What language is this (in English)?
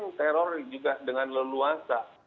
Indonesian